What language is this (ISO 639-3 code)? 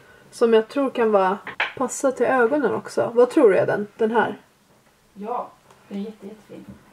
swe